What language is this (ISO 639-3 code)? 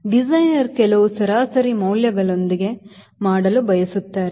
kan